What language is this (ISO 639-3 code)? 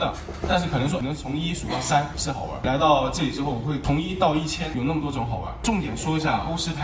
zho